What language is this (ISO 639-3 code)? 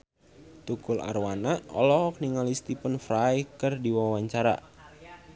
sun